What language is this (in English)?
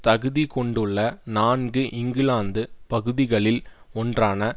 Tamil